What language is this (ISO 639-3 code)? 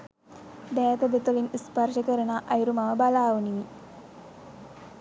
sin